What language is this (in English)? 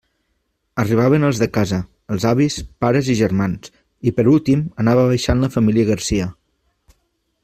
Catalan